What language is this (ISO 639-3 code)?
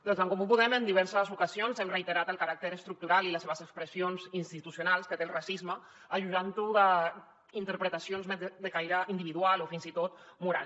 cat